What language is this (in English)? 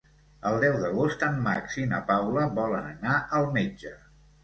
Catalan